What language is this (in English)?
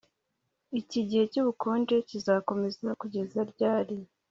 Kinyarwanda